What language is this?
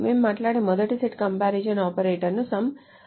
Telugu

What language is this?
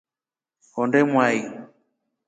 Rombo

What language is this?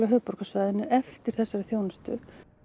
Icelandic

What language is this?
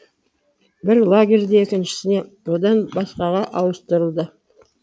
Kazakh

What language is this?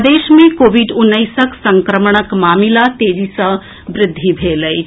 Maithili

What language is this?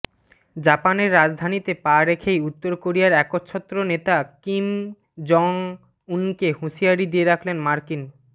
Bangla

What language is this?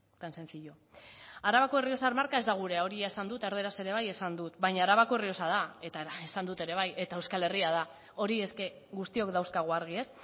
Basque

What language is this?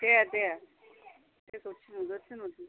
Bodo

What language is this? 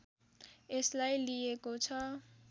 Nepali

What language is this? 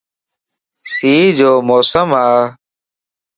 Lasi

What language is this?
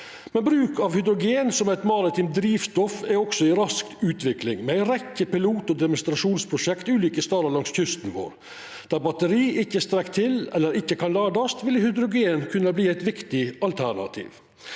Norwegian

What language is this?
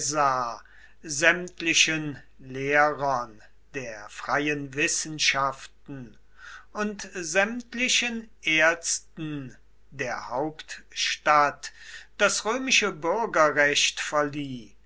German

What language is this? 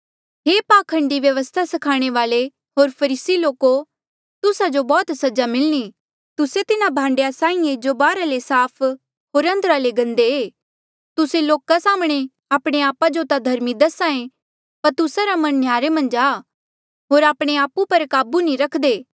Mandeali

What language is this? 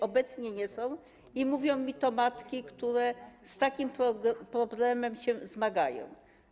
Polish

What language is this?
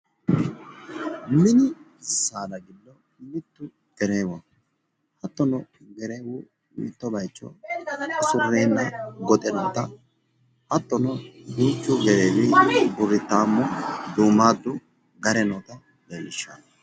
Sidamo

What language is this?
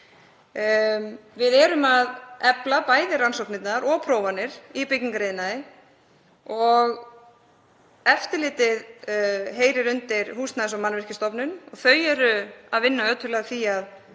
Icelandic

